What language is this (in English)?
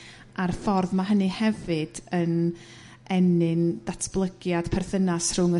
Welsh